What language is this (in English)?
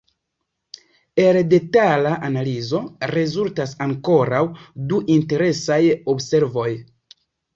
Esperanto